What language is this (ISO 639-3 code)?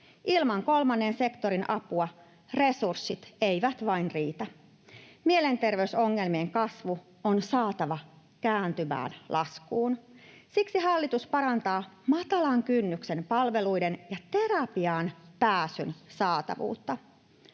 fin